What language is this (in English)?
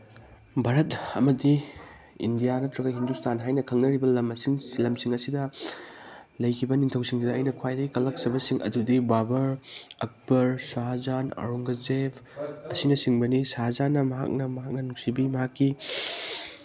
Manipuri